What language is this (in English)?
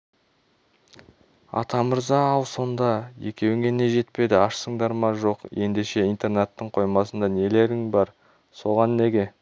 Kazakh